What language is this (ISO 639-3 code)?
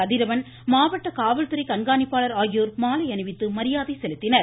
tam